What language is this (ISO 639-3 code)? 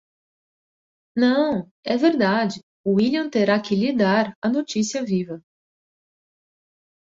por